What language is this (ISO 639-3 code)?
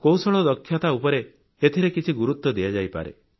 ori